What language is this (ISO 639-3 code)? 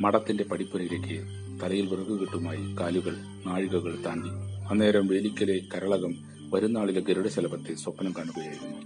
mal